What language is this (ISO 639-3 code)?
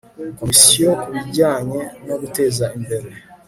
kin